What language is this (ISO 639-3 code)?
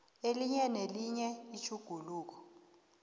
nbl